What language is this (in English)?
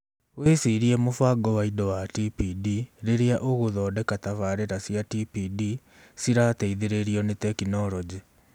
Kikuyu